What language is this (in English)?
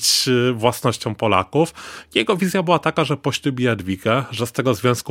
Polish